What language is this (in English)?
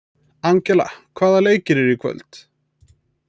Icelandic